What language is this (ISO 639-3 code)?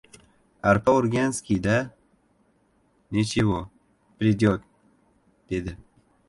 uzb